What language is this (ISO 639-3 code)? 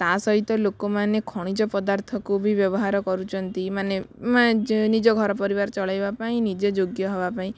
ori